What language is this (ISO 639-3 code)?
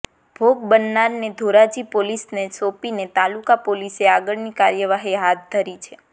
guj